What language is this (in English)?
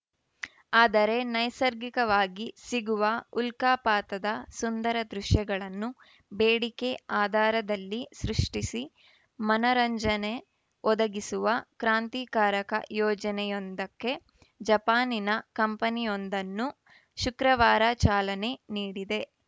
Kannada